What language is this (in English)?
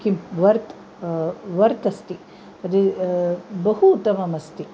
Sanskrit